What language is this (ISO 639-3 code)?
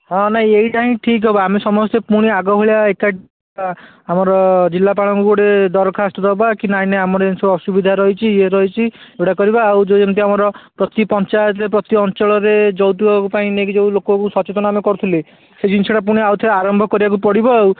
ori